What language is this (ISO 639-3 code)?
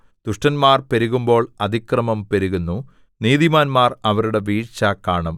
mal